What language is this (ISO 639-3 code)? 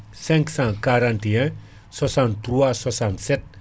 ful